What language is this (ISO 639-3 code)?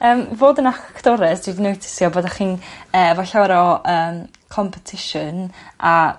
cym